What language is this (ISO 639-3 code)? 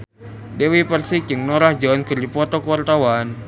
sun